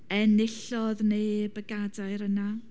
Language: Welsh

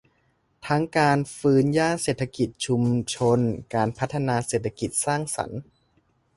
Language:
Thai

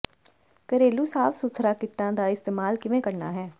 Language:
Punjabi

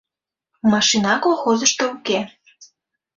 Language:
Mari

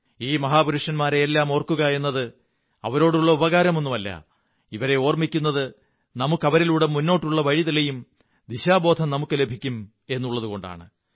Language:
Malayalam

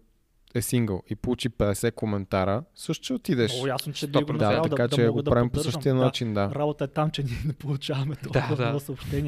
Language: Bulgarian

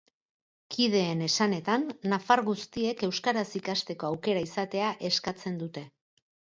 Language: Basque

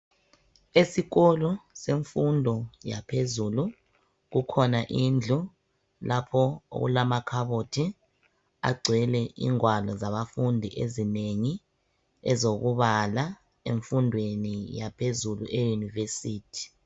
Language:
North Ndebele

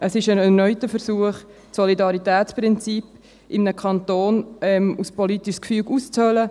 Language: Swiss German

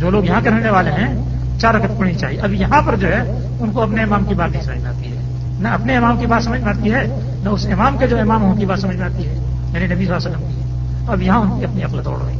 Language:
Urdu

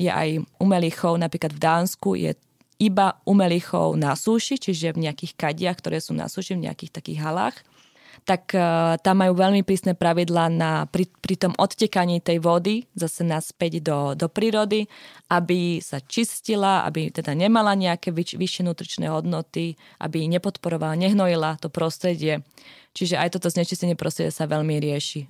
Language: Slovak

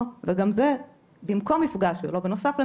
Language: Hebrew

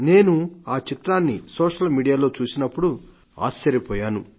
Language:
Telugu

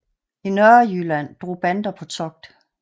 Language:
Danish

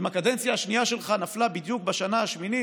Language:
Hebrew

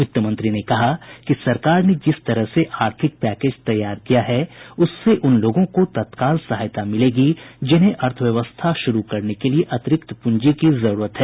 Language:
Hindi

